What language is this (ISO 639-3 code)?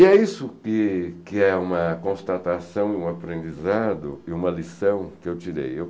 por